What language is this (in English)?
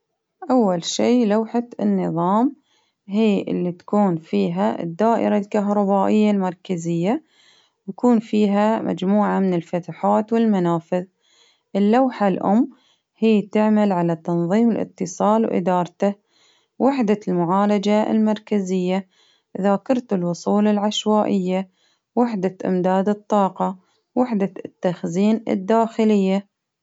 Baharna Arabic